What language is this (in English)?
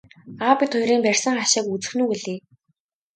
Mongolian